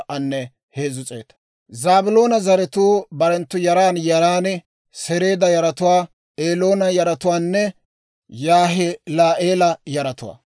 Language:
Dawro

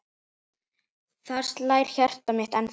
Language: Icelandic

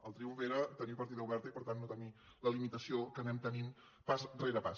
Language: Catalan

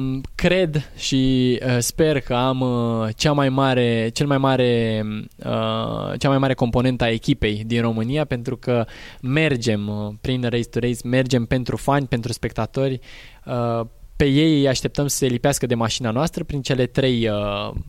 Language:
Romanian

